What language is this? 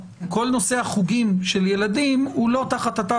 Hebrew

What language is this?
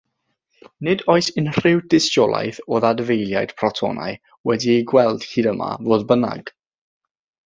Welsh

